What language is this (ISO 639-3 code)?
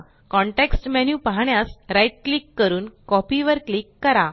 mar